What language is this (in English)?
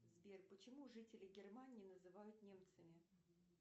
Russian